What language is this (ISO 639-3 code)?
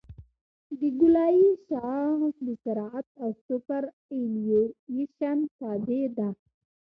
pus